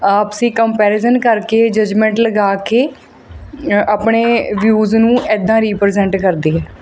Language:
Punjabi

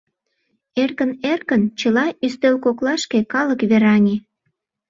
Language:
Mari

